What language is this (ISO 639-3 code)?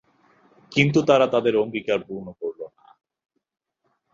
ben